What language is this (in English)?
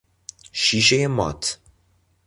Persian